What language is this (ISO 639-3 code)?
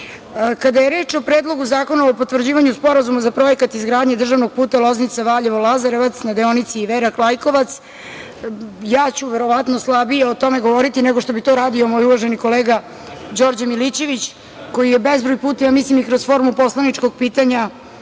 srp